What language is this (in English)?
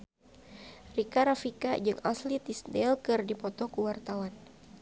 Sundanese